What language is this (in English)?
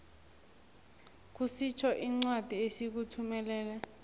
South Ndebele